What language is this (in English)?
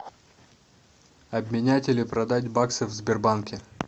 Russian